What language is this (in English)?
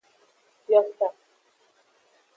Aja (Benin)